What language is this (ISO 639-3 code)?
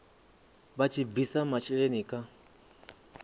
ven